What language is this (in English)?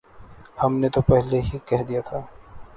Urdu